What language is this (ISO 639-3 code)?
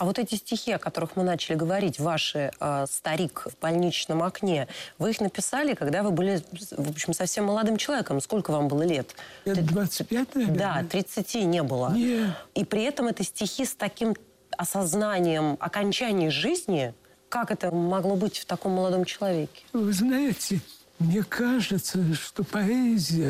rus